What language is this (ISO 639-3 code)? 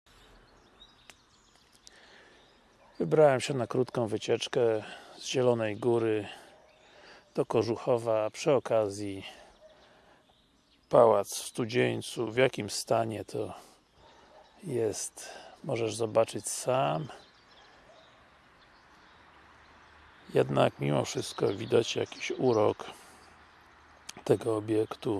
pol